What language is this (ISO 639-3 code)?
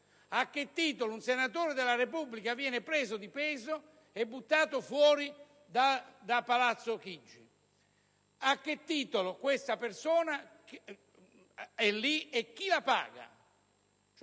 ita